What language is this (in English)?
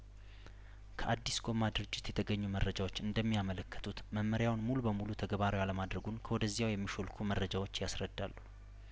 Amharic